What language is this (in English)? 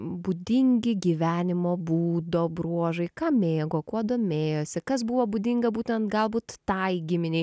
Lithuanian